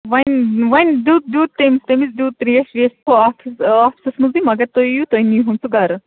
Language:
Kashmiri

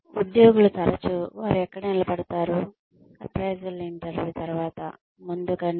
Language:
Telugu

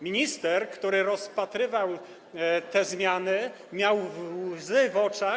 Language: Polish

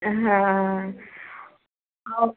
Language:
Hindi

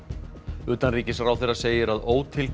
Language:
Icelandic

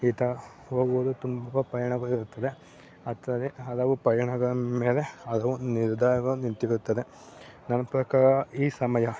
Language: Kannada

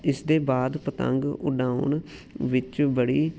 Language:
Punjabi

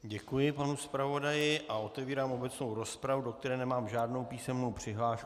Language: Czech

